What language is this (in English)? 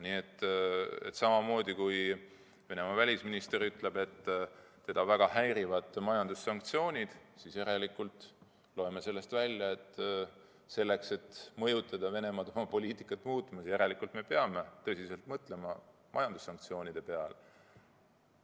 Estonian